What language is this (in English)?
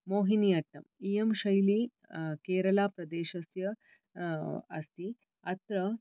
Sanskrit